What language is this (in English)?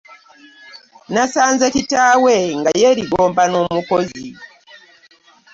Ganda